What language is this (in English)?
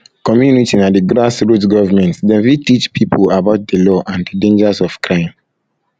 Nigerian Pidgin